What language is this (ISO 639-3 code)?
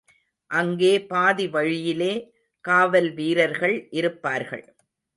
tam